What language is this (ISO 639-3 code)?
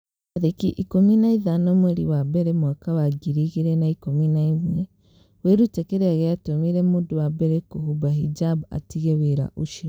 kik